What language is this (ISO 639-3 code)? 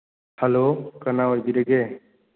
mni